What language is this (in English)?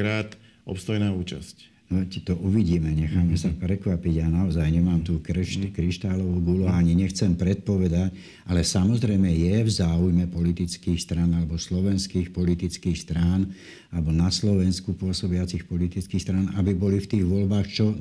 Slovak